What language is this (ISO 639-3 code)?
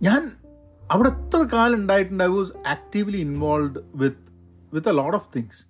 mal